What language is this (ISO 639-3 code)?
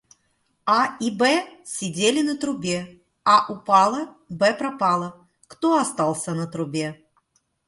rus